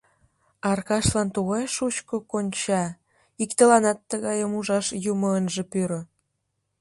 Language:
Mari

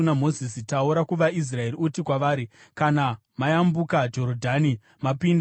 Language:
Shona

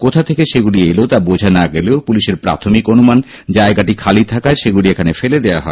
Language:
Bangla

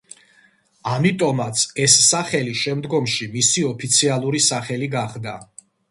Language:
Georgian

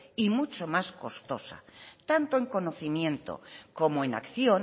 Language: Spanish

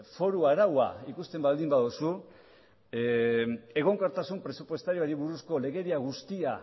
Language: Basque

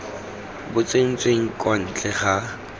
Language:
Tswana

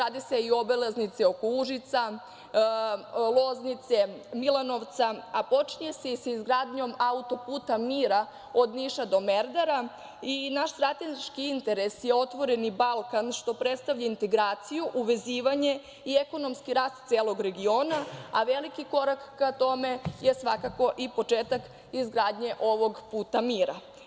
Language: Serbian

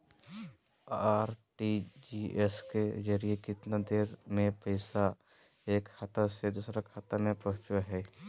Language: Magahi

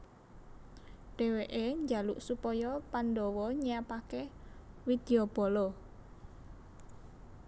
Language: Javanese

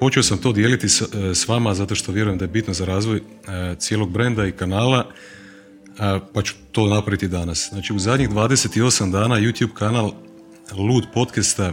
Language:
Croatian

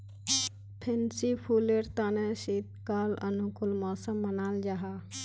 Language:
Magahi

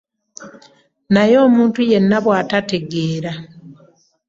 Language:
Ganda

